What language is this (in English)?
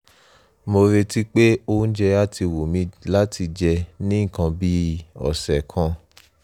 Yoruba